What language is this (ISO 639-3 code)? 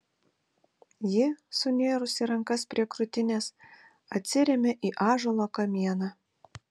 lit